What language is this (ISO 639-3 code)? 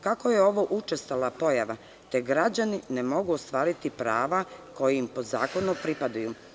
srp